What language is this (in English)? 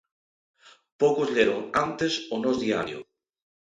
Galician